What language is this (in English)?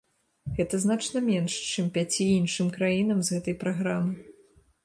Belarusian